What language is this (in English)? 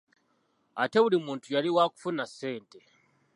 Ganda